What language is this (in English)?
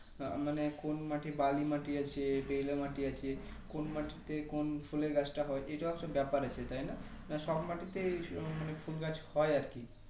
Bangla